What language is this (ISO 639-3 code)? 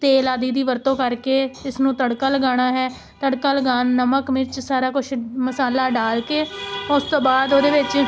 pan